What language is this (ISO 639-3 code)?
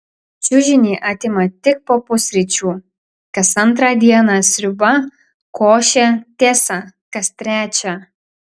lit